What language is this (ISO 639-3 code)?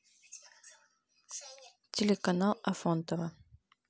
rus